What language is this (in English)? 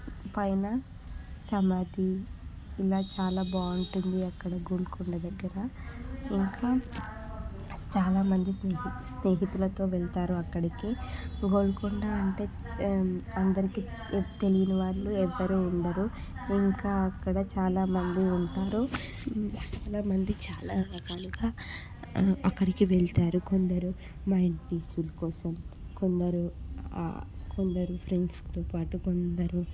Telugu